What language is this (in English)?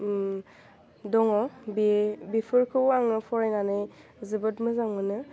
Bodo